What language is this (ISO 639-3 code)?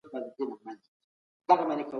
pus